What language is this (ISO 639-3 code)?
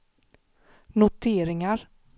swe